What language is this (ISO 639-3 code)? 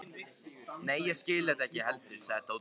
isl